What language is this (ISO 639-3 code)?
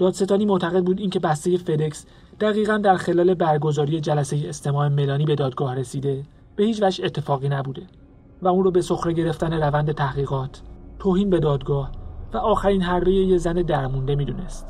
fas